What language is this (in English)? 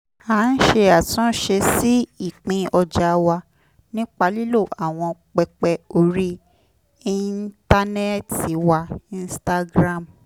Yoruba